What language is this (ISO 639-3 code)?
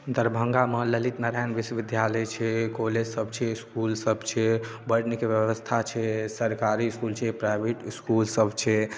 mai